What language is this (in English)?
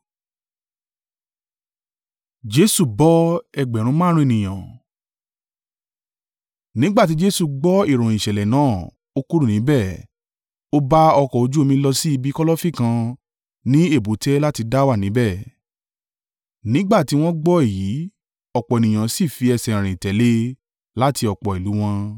Yoruba